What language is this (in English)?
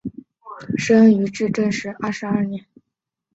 Chinese